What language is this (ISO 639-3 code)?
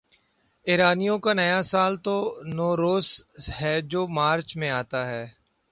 urd